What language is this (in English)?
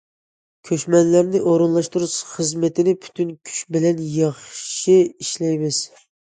Uyghur